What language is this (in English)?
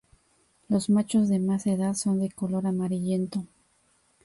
Spanish